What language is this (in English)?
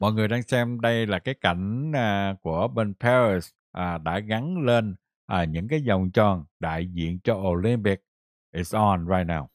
Vietnamese